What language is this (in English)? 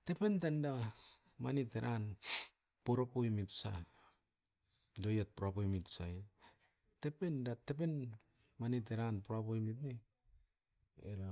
Askopan